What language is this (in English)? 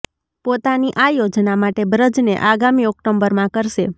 Gujarati